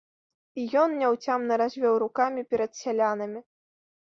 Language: Belarusian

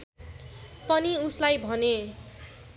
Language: Nepali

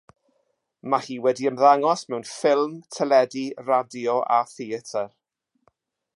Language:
Welsh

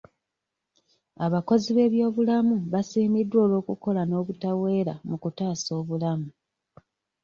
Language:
Ganda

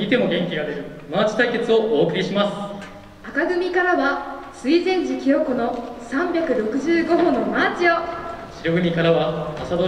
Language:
Japanese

